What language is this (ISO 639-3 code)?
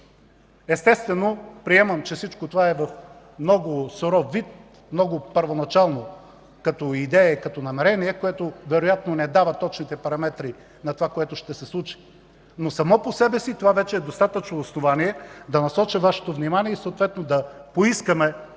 bul